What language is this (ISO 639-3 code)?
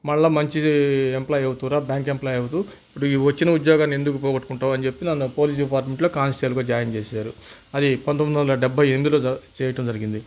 tel